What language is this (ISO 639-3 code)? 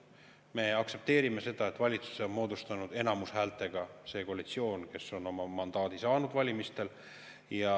est